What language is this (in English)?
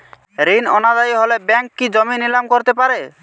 Bangla